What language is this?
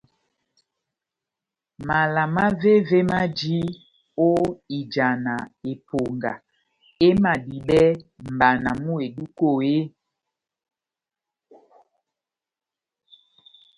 Batanga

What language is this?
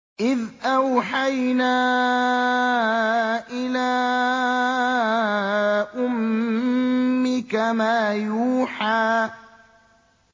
Arabic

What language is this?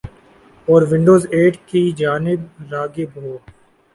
Urdu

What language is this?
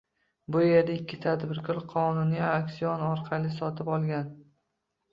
Uzbek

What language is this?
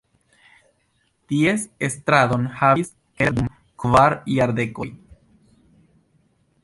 Esperanto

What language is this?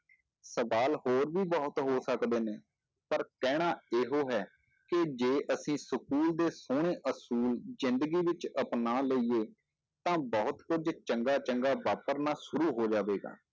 Punjabi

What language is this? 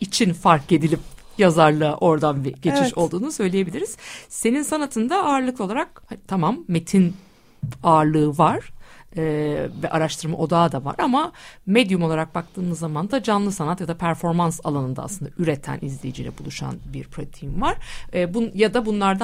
Turkish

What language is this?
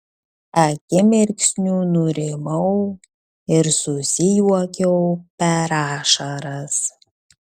Lithuanian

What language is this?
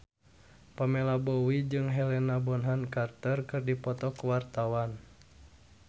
Sundanese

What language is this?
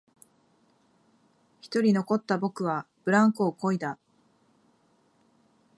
Japanese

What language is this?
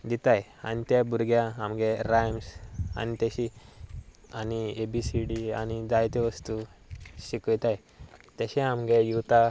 Konkani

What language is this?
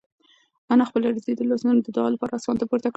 Pashto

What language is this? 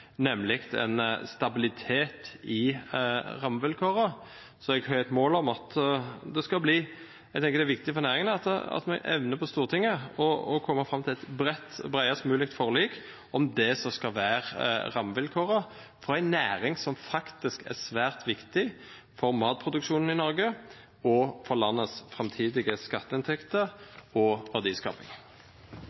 Norwegian Bokmål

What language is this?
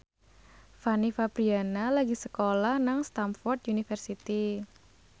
Javanese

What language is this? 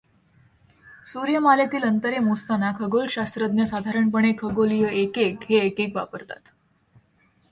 Marathi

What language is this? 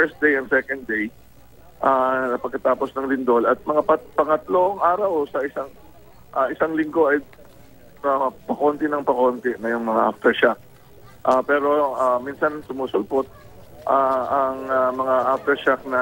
Filipino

